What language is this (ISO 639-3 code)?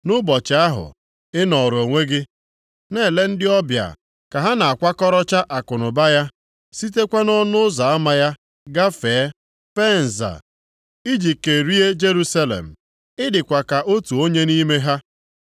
ibo